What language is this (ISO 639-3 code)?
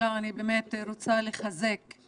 heb